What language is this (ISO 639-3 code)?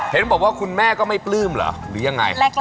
tha